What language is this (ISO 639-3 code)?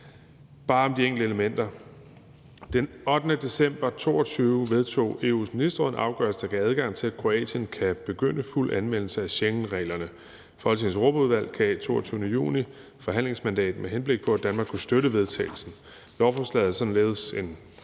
dan